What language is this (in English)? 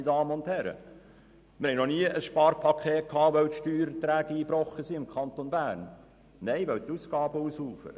Swiss German